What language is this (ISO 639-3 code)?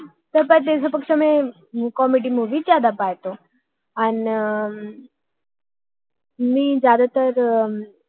mar